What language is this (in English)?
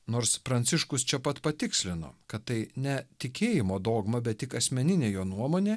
Lithuanian